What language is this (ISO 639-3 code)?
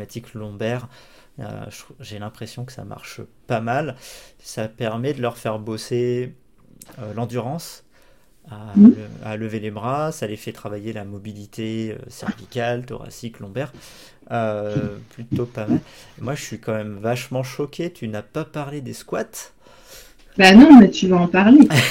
fra